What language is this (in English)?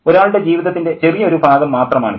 Malayalam